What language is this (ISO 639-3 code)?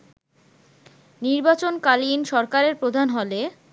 ben